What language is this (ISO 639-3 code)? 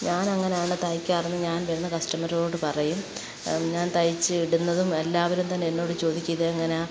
mal